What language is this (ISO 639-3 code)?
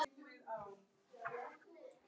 isl